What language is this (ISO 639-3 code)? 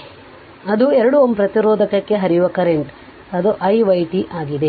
kan